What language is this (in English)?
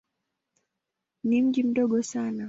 Swahili